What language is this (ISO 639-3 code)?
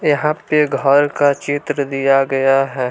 hin